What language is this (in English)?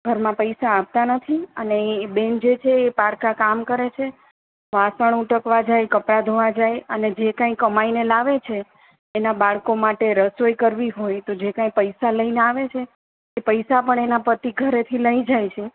Gujarati